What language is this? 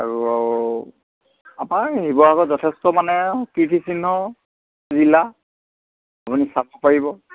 Assamese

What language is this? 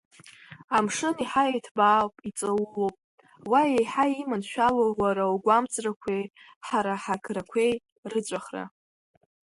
Abkhazian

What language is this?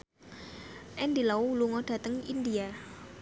Javanese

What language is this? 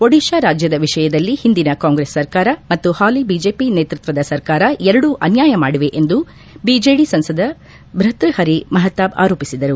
Kannada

